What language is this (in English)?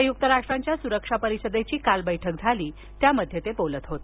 Marathi